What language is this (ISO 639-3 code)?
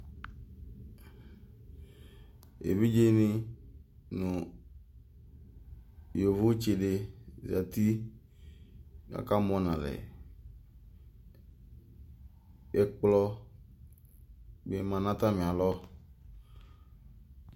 kpo